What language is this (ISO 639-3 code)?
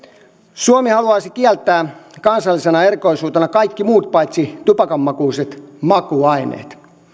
fin